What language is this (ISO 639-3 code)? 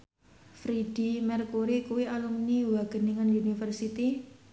jav